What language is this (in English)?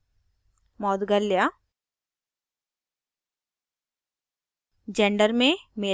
Hindi